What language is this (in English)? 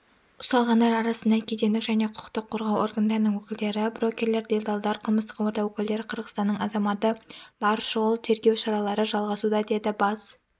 Kazakh